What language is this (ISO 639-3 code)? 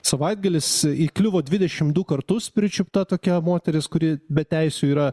lit